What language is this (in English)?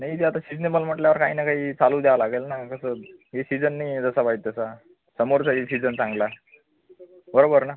Marathi